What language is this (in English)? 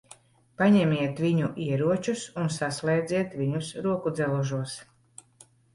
Latvian